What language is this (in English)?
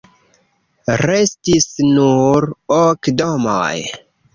Esperanto